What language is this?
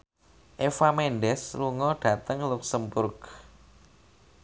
Javanese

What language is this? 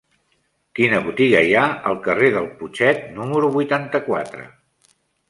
Catalan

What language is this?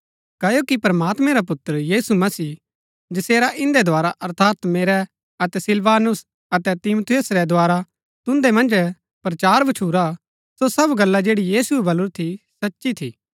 Gaddi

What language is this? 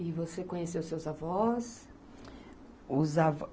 Portuguese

